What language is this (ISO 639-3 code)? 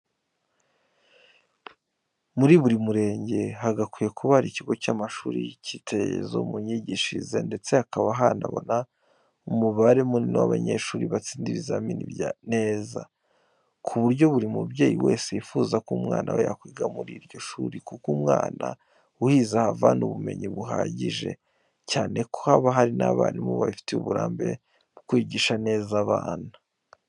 kin